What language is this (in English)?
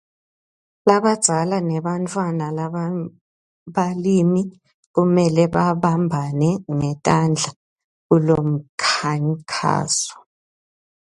Swati